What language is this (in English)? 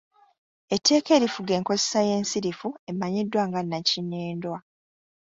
Ganda